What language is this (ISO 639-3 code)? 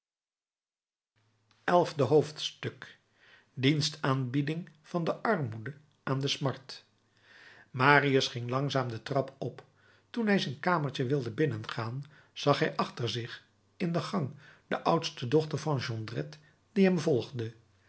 nld